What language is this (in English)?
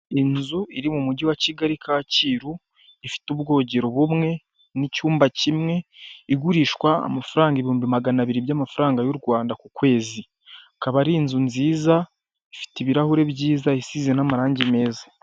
Kinyarwanda